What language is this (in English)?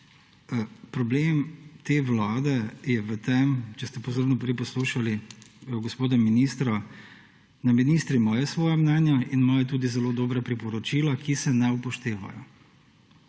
Slovenian